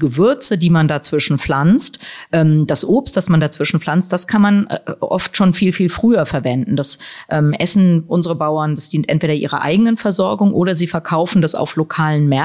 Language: German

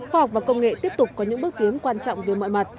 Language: Vietnamese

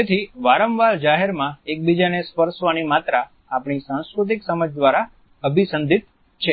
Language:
Gujarati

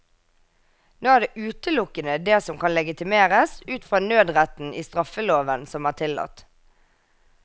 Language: Norwegian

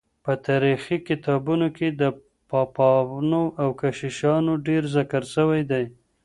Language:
Pashto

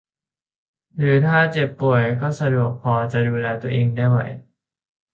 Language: Thai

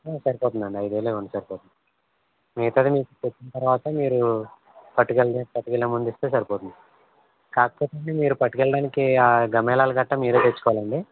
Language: Telugu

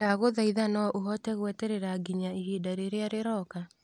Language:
Kikuyu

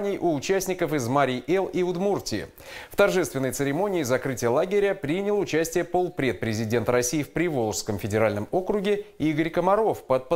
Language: Russian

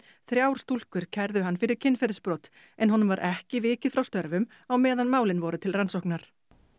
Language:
Icelandic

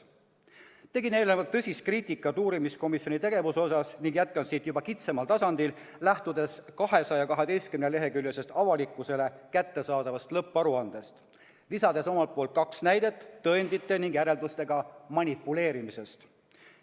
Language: Estonian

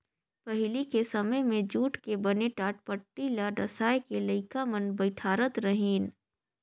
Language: Chhattisgarhi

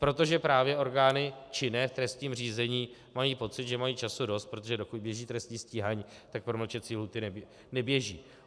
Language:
Czech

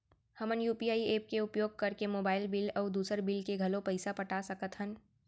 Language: Chhattisgarhi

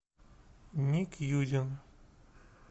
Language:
Russian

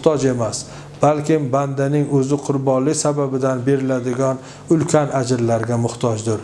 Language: Turkish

